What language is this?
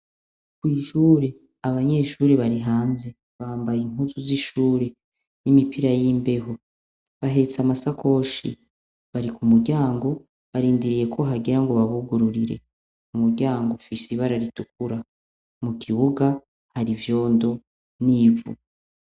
Rundi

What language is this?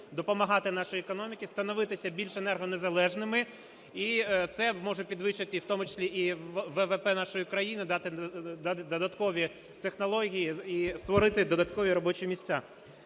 Ukrainian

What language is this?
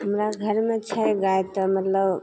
Maithili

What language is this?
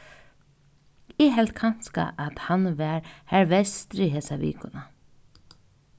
Faroese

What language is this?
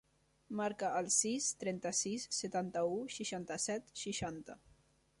Catalan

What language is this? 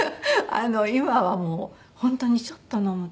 Japanese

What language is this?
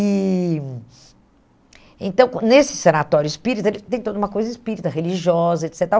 Portuguese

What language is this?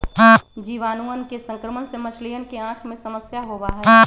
Magahi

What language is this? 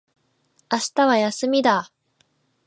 Japanese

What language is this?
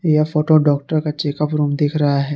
Hindi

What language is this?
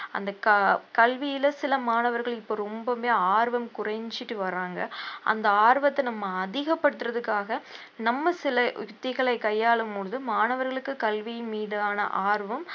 Tamil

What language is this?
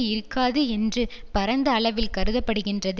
Tamil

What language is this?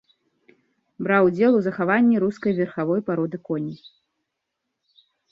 Belarusian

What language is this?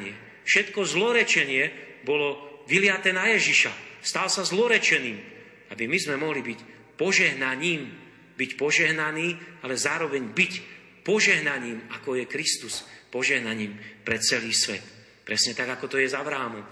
Slovak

